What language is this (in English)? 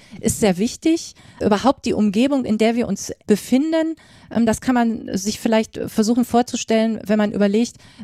German